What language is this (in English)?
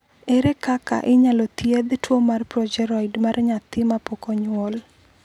Luo (Kenya and Tanzania)